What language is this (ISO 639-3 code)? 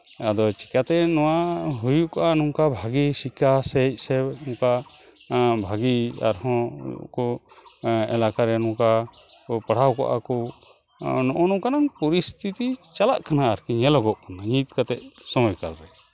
sat